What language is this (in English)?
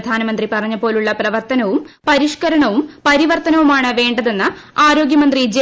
Malayalam